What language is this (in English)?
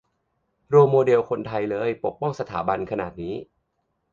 Thai